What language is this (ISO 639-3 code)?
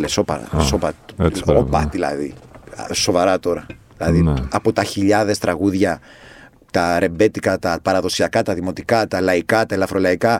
ell